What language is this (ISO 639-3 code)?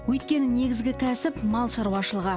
kaz